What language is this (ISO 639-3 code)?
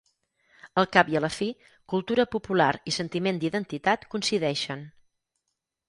cat